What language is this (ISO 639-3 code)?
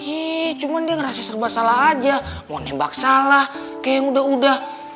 ind